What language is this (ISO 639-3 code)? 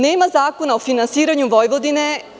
srp